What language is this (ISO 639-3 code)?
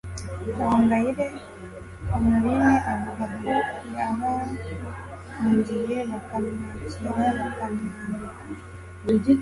kin